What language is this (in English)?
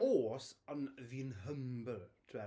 Welsh